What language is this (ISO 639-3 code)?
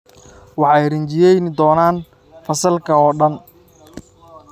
som